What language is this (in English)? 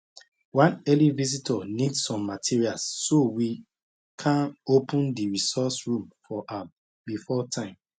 Nigerian Pidgin